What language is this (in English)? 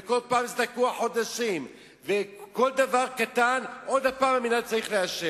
Hebrew